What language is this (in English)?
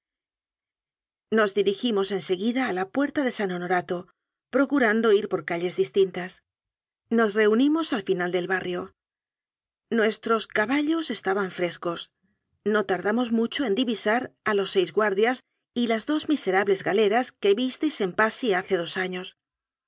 Spanish